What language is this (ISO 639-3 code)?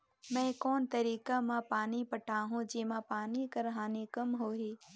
hne